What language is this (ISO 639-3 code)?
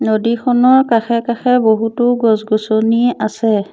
asm